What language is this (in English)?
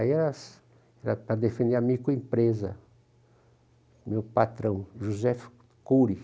Portuguese